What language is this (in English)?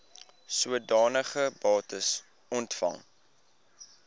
Afrikaans